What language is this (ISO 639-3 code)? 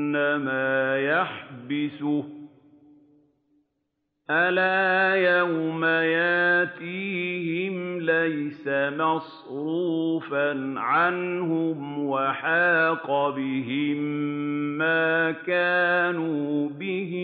ara